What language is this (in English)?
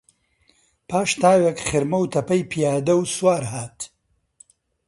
Central Kurdish